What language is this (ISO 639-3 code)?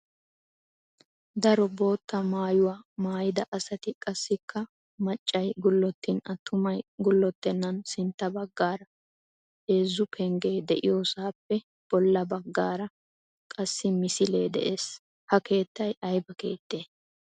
wal